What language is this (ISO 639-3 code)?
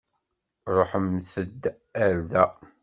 kab